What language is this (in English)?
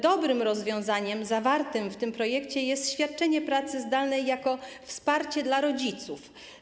Polish